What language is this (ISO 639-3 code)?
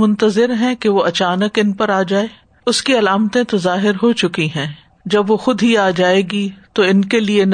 urd